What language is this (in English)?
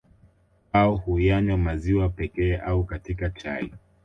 Swahili